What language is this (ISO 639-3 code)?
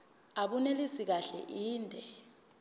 zul